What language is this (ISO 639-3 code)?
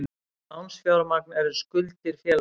isl